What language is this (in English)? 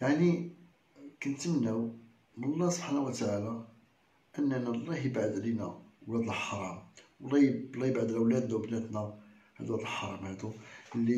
Arabic